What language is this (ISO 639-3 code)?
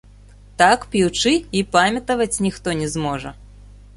bel